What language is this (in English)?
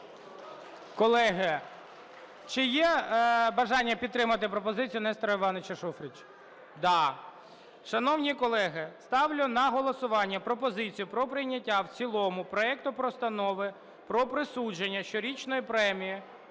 Ukrainian